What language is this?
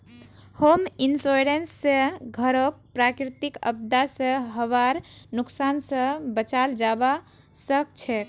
Magahi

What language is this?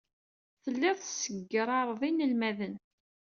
Kabyle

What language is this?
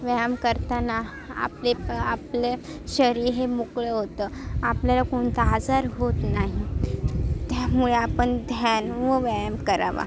Marathi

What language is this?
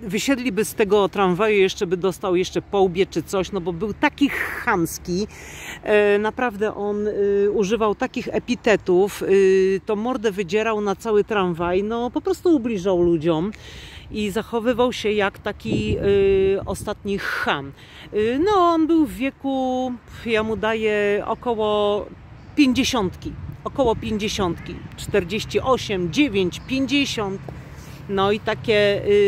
Polish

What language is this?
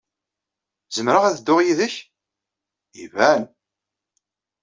Kabyle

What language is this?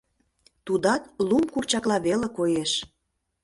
Mari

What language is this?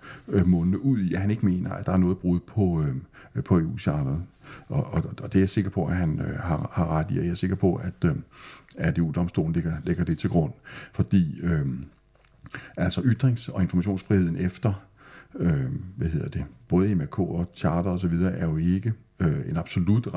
Danish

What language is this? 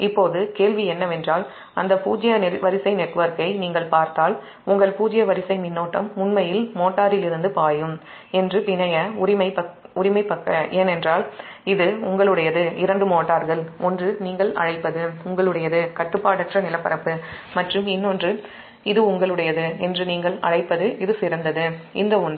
Tamil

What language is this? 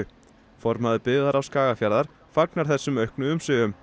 Icelandic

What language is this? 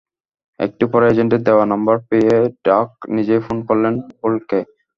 Bangla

